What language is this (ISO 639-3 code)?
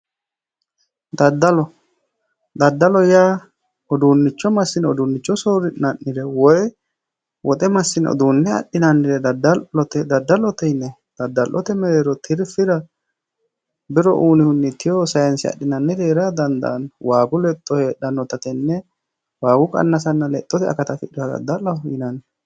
sid